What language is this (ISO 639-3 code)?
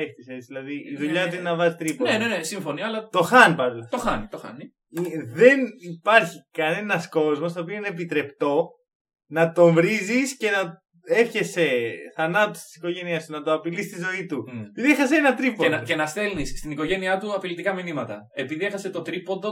ell